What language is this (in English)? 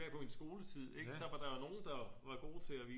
Danish